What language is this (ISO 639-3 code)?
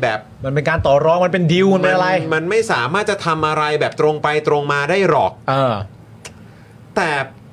tha